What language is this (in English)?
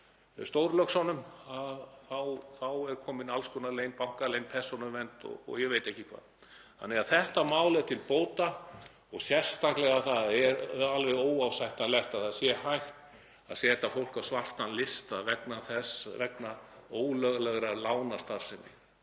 Icelandic